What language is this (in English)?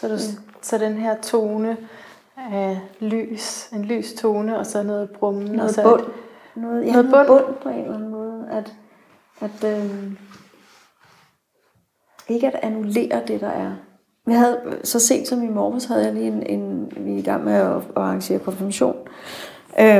Danish